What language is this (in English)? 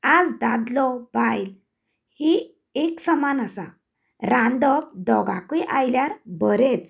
Konkani